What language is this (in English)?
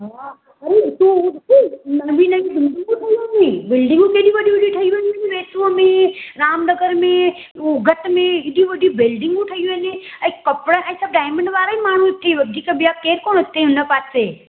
Sindhi